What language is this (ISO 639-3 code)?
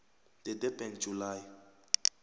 nbl